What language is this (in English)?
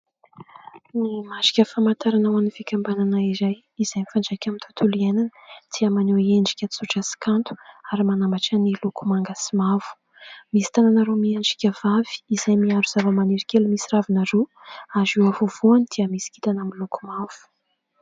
Malagasy